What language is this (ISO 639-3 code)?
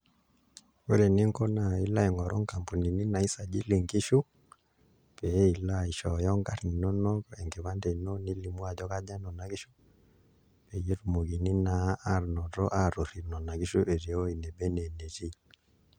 mas